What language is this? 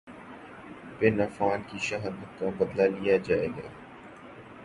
Urdu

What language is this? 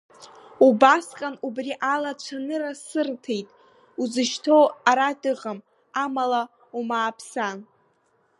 Abkhazian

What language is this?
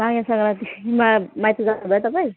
Nepali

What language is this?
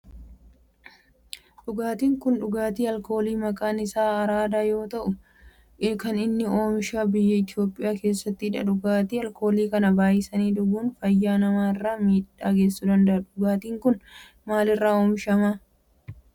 Oromo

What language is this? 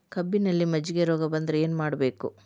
Kannada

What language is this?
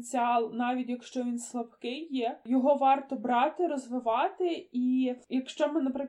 Ukrainian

